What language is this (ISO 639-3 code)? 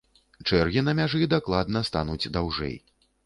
bel